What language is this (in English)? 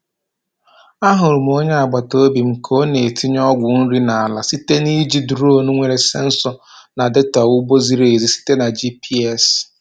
Igbo